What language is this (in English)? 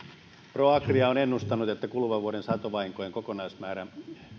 Finnish